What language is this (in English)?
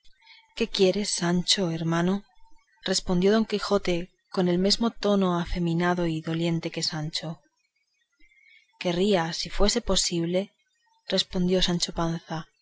Spanish